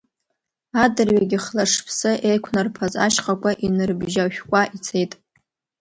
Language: Abkhazian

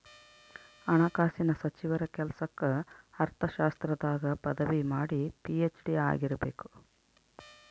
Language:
Kannada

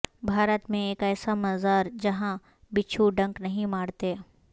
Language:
Urdu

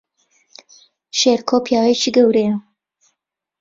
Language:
Central Kurdish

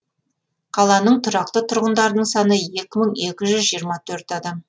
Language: Kazakh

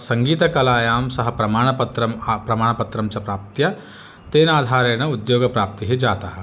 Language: Sanskrit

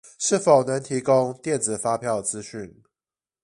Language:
Chinese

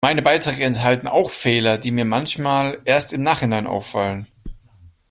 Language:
German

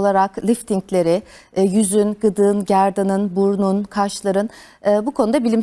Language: Turkish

